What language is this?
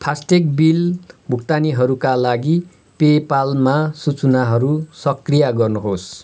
Nepali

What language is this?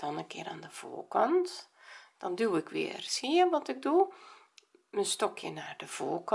Dutch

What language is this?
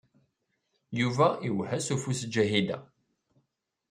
Kabyle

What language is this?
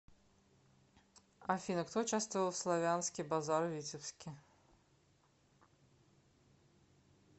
Russian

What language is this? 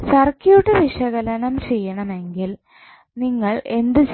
Malayalam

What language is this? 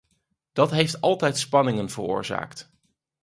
Dutch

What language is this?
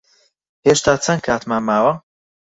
Central Kurdish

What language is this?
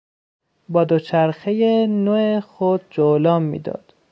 Persian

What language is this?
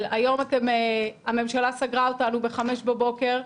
Hebrew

